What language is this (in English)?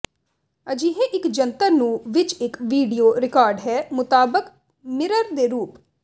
Punjabi